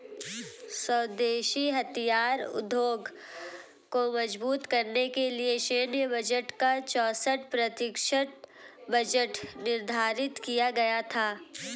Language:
Hindi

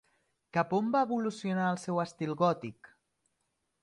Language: Catalan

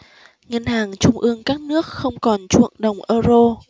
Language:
Vietnamese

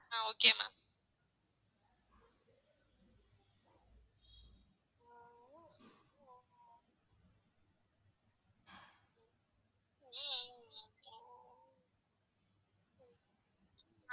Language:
Tamil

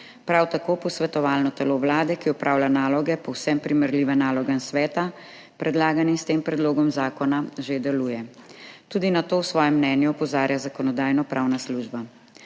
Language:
Slovenian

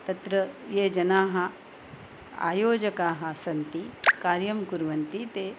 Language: Sanskrit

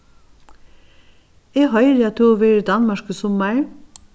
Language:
Faroese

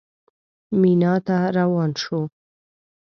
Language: Pashto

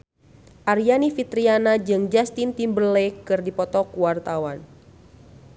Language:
Sundanese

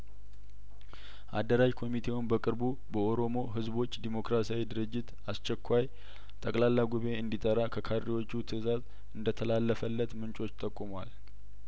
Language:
Amharic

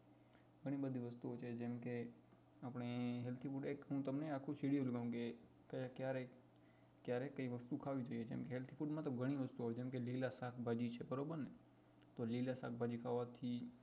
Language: Gujarati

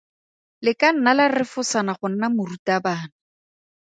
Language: Tswana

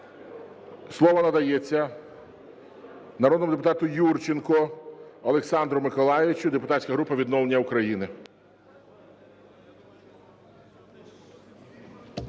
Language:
Ukrainian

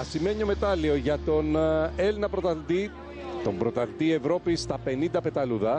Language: Greek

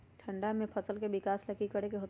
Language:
Magahi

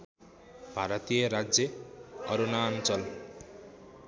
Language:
Nepali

